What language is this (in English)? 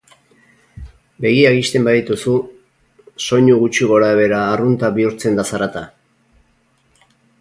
Basque